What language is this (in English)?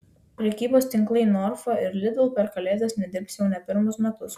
Lithuanian